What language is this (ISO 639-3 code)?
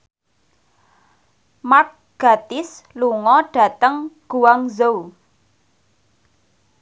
jav